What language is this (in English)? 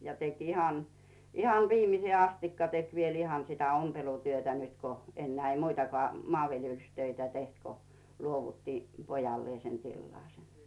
Finnish